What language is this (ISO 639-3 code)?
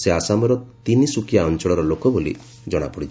ori